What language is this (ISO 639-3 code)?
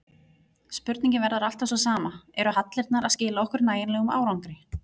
isl